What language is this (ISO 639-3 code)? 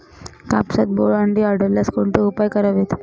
mar